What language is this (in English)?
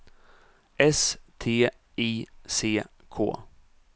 Swedish